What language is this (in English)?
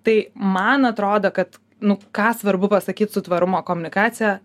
Lithuanian